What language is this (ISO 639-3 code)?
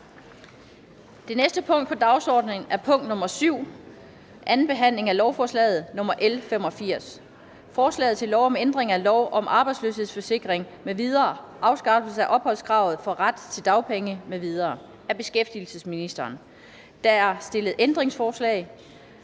dan